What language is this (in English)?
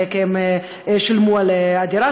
Hebrew